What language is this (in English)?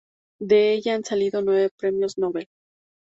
Spanish